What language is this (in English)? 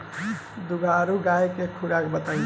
Bhojpuri